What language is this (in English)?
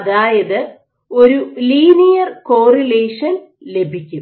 Malayalam